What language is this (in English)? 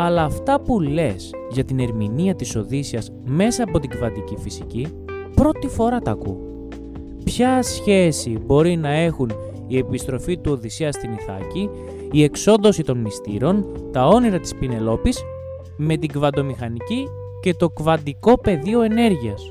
Greek